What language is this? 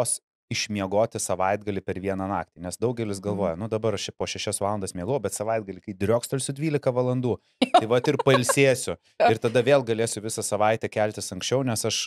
Lithuanian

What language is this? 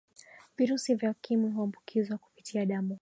Swahili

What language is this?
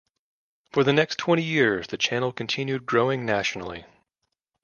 English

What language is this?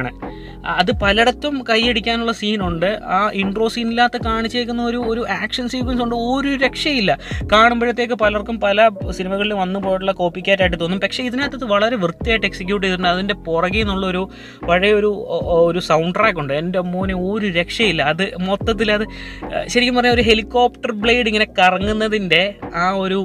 Malayalam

